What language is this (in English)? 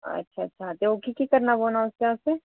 Dogri